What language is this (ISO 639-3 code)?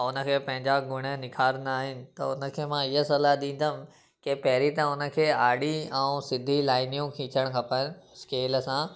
snd